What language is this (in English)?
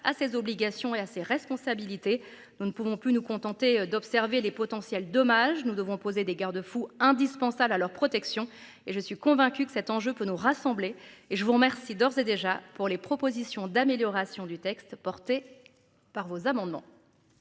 French